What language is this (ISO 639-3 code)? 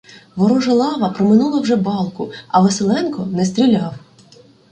ukr